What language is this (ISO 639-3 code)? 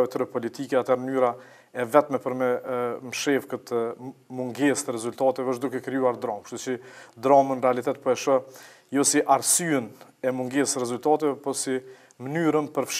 ita